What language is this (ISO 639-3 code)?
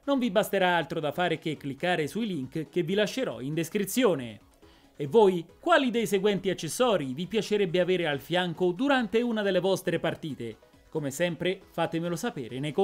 ita